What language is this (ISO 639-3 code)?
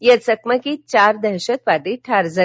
mar